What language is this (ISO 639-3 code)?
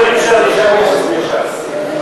heb